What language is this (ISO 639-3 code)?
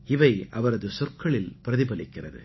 tam